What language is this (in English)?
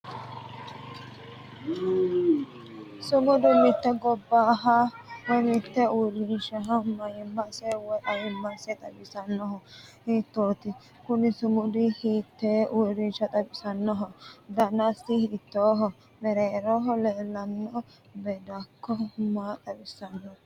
Sidamo